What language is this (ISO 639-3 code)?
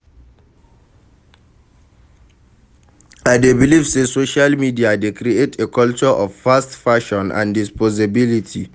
pcm